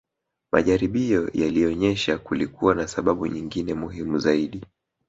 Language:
Swahili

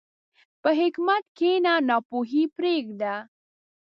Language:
Pashto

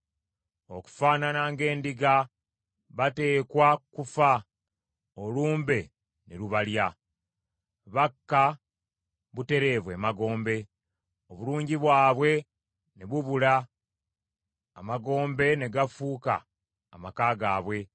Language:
Ganda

